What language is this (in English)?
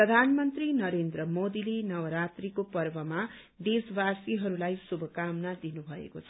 Nepali